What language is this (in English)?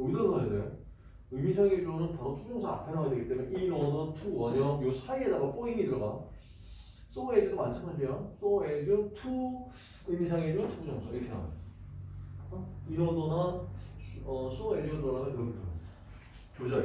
Korean